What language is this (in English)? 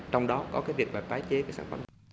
Vietnamese